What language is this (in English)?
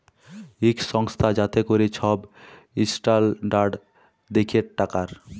Bangla